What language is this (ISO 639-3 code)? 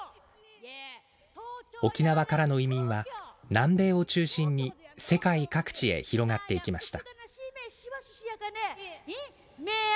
jpn